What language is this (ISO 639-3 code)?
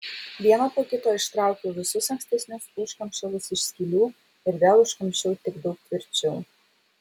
lit